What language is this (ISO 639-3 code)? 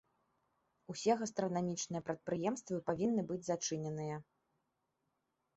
bel